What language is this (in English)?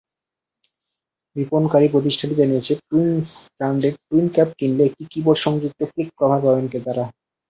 Bangla